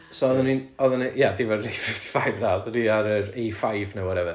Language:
Welsh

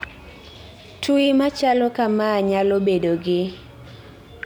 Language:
Luo (Kenya and Tanzania)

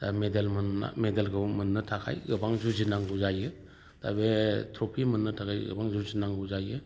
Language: Bodo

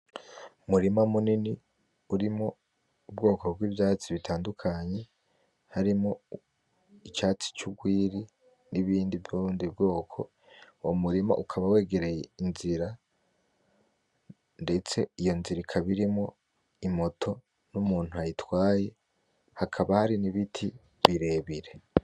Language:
Rundi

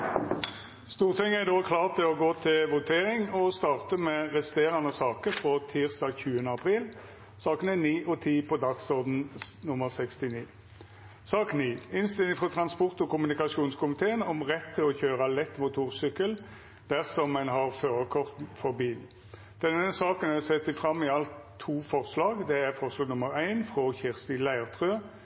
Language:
Norwegian Nynorsk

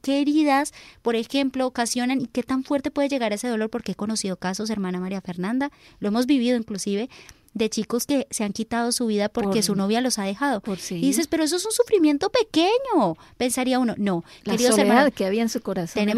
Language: Spanish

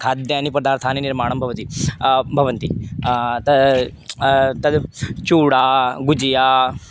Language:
Sanskrit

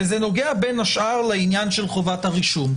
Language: Hebrew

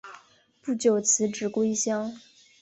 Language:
Chinese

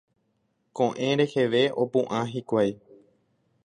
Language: Guarani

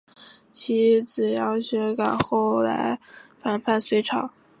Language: Chinese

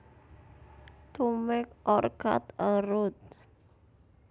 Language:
Javanese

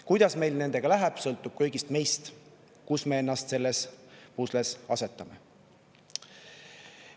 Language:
Estonian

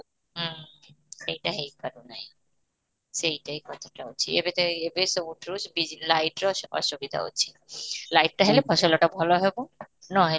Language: Odia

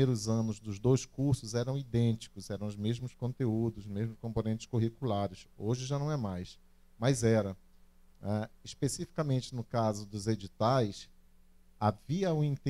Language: Portuguese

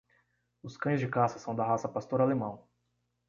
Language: Portuguese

